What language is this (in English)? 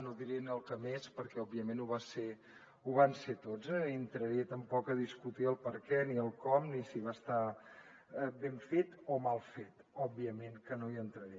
Catalan